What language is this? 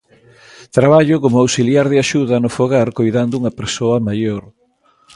Galician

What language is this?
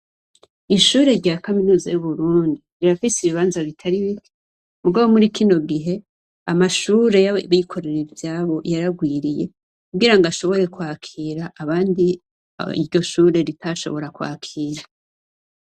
Rundi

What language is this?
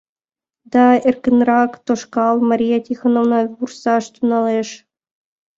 Mari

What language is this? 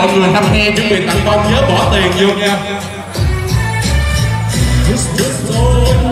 Vietnamese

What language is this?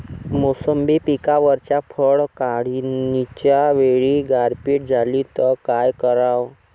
Marathi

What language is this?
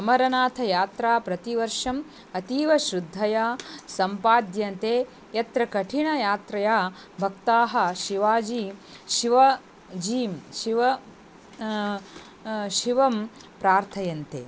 Sanskrit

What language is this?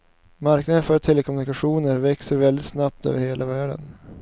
Swedish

